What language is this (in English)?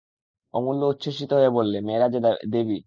Bangla